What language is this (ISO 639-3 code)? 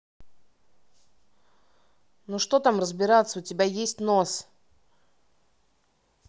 rus